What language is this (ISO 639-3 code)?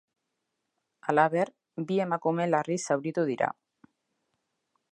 eus